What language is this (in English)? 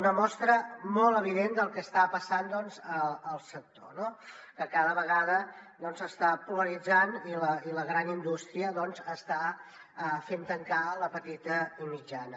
Catalan